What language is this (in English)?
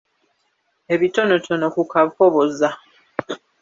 Ganda